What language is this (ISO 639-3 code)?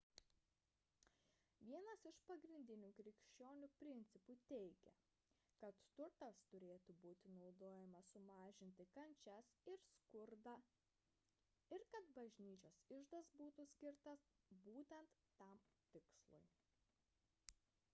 lit